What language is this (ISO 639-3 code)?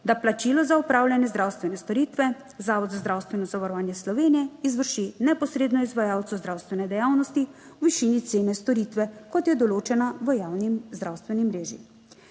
slv